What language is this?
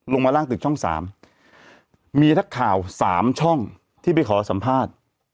Thai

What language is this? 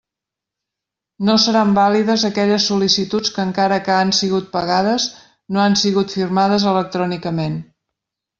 Catalan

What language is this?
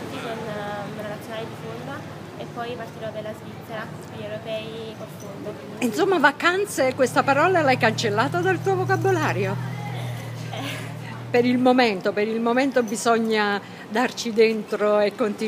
Italian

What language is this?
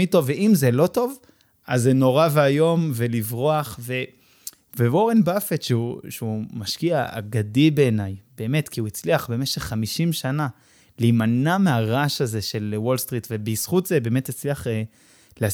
Hebrew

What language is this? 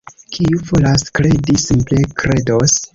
Esperanto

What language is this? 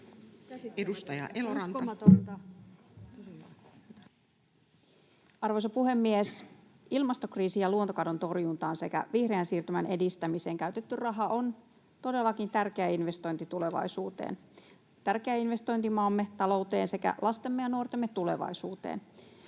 Finnish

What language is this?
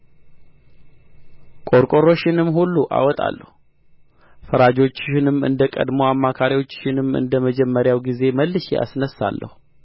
Amharic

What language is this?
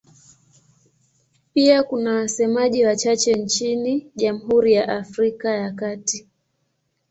Swahili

